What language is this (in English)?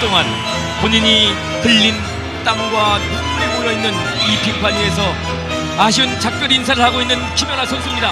Korean